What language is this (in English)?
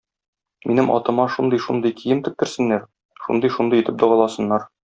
Tatar